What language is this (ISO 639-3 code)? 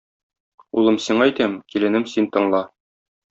tat